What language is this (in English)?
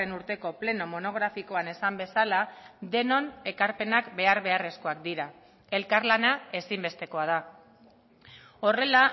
Basque